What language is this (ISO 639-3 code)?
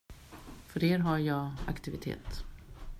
swe